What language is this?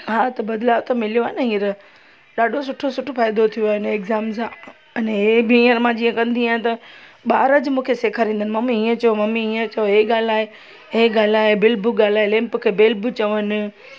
Sindhi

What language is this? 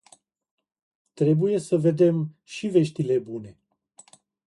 Romanian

